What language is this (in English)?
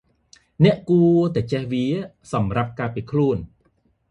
Khmer